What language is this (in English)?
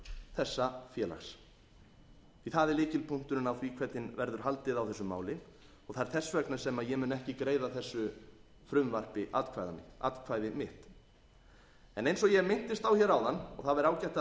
Icelandic